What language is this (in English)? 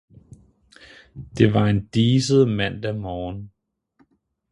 Danish